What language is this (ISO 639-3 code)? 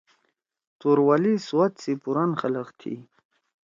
trw